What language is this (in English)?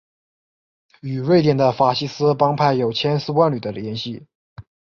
Chinese